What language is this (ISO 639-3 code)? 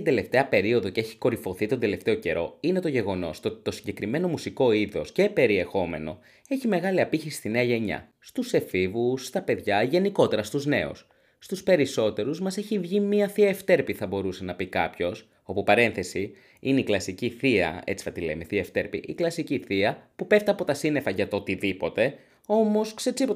ell